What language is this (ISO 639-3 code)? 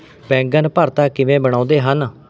pan